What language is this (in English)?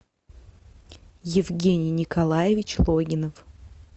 Russian